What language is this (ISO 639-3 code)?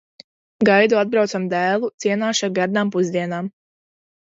lav